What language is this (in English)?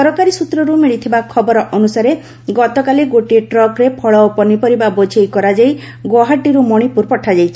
Odia